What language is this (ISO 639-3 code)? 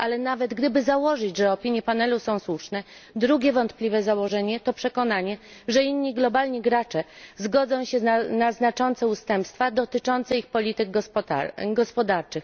pol